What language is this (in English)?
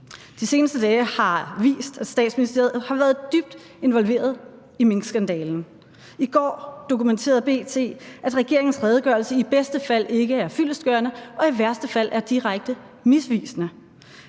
Danish